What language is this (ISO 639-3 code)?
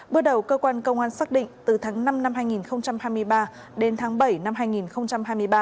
vie